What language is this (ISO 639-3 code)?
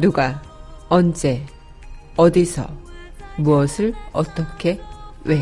kor